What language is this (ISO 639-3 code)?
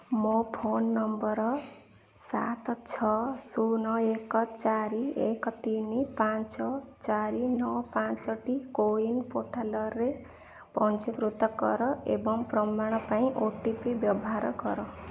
ori